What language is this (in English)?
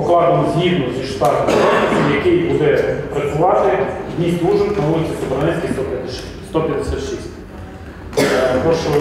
Ukrainian